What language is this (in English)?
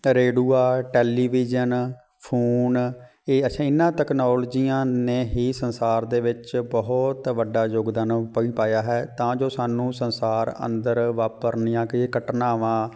Punjabi